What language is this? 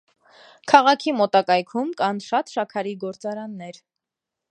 Armenian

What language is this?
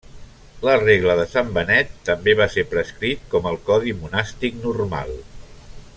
Catalan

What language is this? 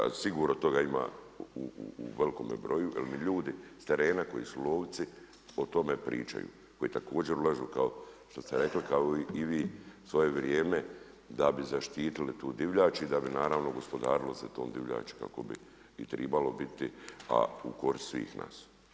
Croatian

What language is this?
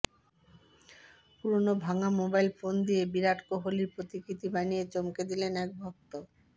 Bangla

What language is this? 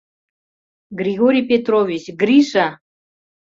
Mari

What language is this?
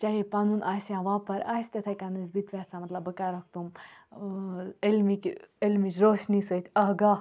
Kashmiri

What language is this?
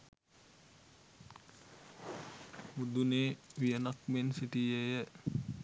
Sinhala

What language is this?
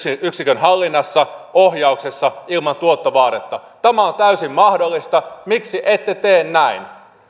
Finnish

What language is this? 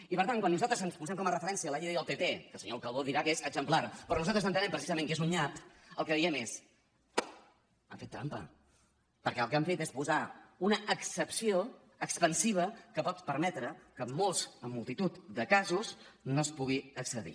Catalan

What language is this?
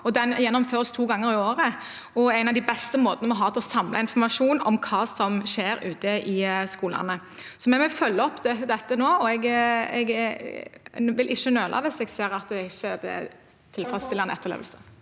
Norwegian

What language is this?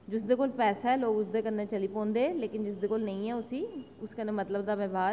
Dogri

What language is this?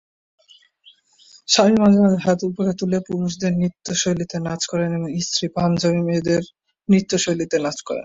Bangla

